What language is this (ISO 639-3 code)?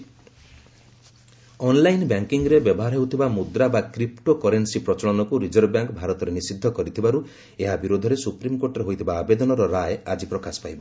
ori